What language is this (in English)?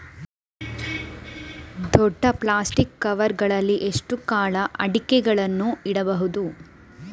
Kannada